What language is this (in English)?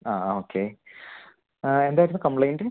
Malayalam